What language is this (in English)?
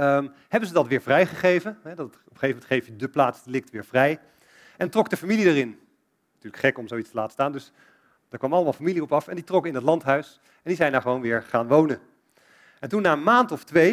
Dutch